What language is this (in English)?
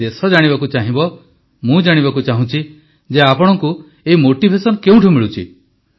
Odia